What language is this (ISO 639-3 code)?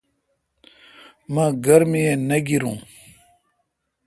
xka